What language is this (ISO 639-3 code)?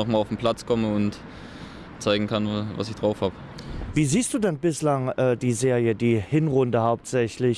deu